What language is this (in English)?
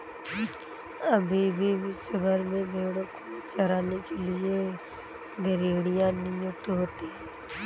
Hindi